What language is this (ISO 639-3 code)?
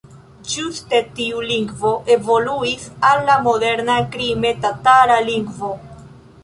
epo